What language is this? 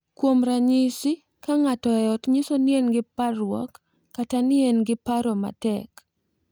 Luo (Kenya and Tanzania)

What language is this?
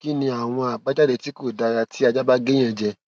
Yoruba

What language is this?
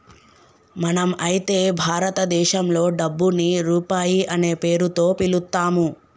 Telugu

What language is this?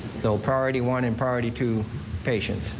English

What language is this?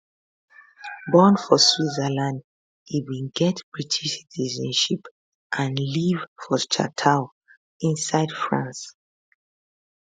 Nigerian Pidgin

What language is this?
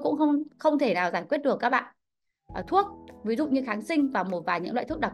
Vietnamese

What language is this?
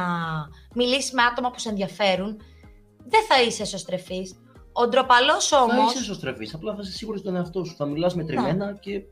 Greek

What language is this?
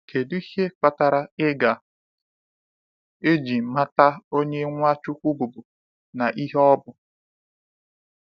Igbo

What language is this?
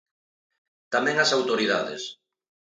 Galician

